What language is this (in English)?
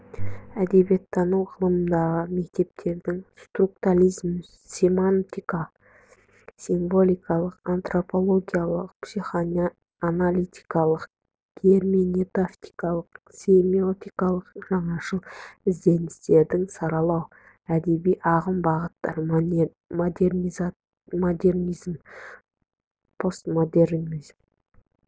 Kazakh